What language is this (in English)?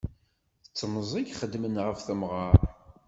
Kabyle